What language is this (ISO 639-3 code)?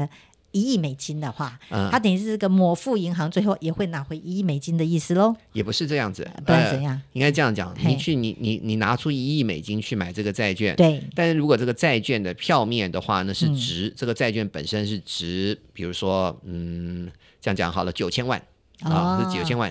zho